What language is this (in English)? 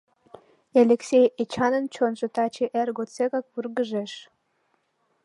Mari